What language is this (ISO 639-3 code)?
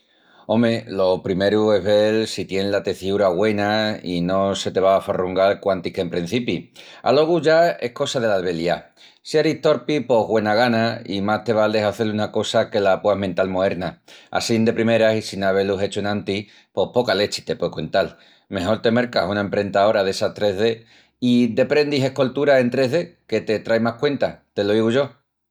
ext